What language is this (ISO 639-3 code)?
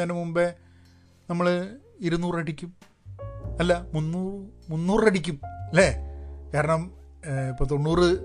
mal